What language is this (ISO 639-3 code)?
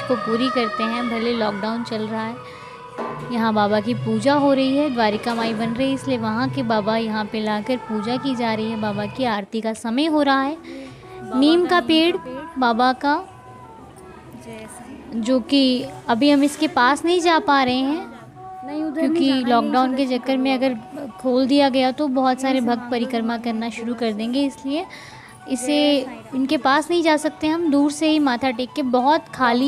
hin